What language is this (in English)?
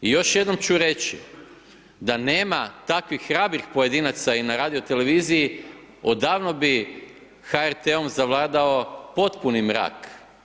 Croatian